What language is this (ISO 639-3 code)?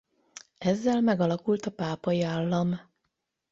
hun